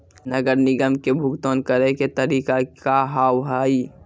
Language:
Maithili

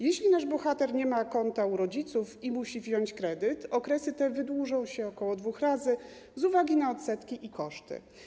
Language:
Polish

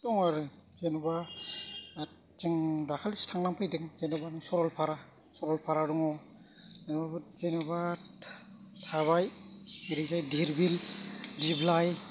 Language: Bodo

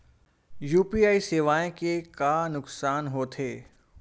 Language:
Chhattisgarhi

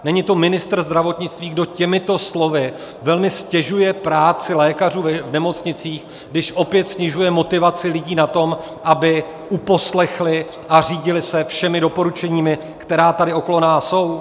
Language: Czech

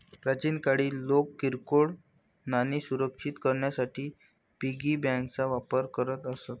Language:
Marathi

